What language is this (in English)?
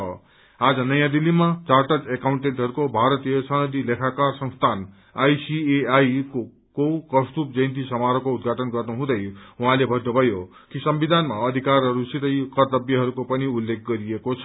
Nepali